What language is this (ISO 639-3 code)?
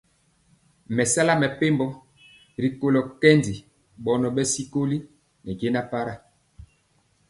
mcx